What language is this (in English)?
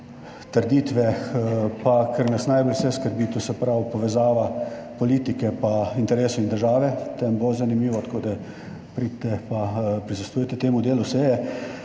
Slovenian